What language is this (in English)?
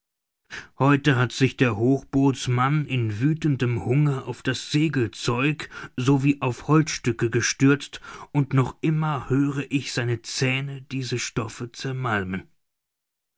German